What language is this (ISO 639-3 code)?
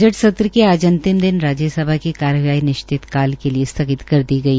hin